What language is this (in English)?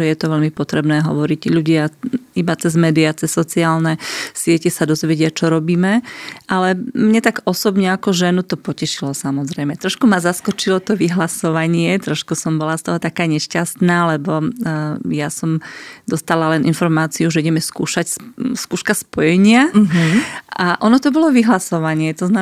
Slovak